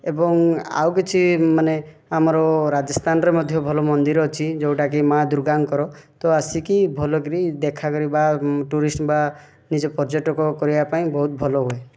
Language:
Odia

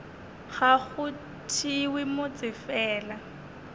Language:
Northern Sotho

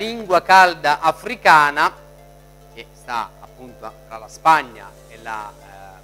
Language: Italian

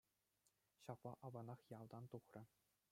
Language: Chuvash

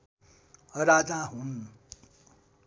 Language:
Nepali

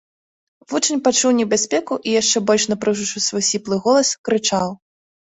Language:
Belarusian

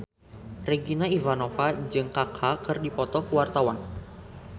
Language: Sundanese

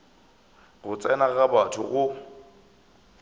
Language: Northern Sotho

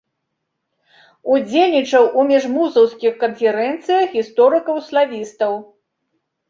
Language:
Belarusian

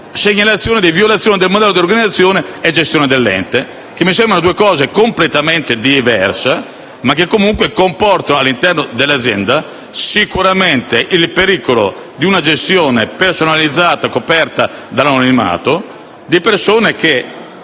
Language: Italian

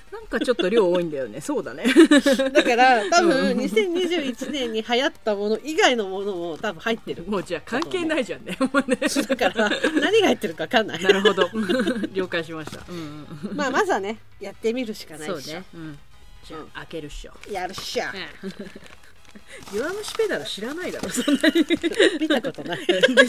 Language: Japanese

